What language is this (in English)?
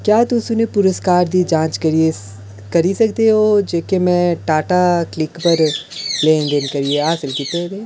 Dogri